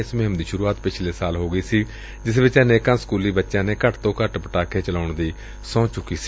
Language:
Punjabi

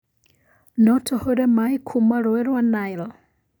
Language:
Kikuyu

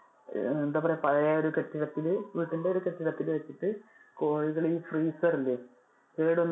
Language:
Malayalam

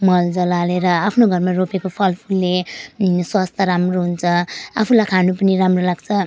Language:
Nepali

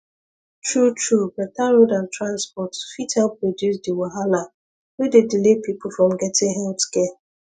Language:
Nigerian Pidgin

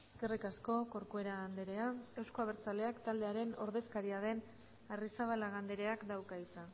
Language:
Basque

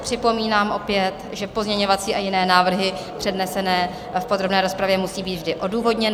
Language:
Czech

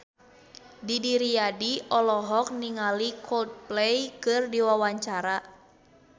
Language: Sundanese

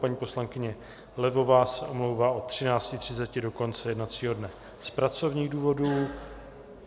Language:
Czech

